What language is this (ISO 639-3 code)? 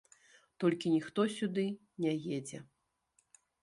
bel